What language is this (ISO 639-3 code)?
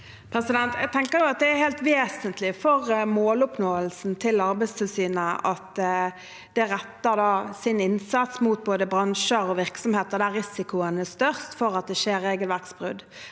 nor